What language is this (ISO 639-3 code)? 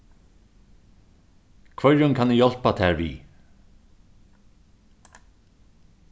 fao